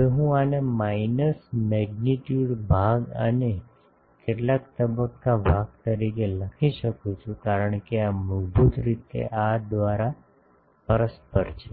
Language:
Gujarati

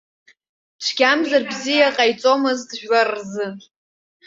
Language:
Abkhazian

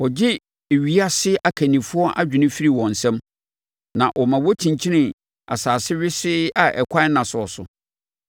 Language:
Akan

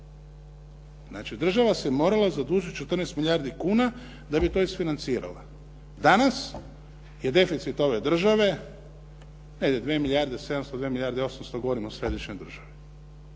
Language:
Croatian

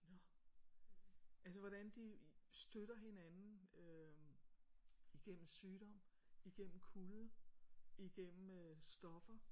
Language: Danish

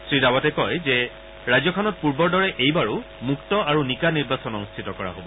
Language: Assamese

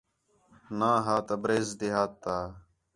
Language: Khetrani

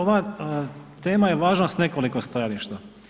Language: Croatian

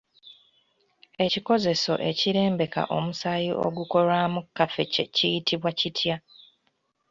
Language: Ganda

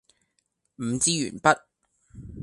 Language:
Cantonese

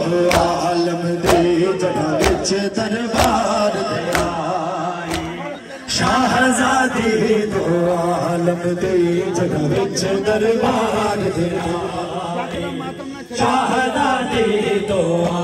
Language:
Arabic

